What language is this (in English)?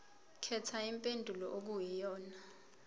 Zulu